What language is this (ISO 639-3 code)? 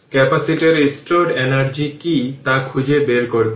ben